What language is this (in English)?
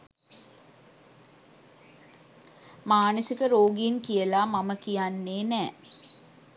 Sinhala